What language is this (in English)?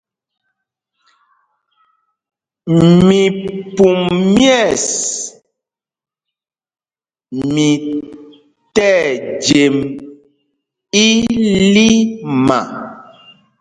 Mpumpong